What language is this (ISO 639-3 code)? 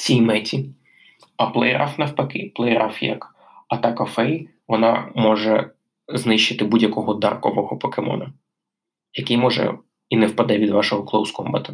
ukr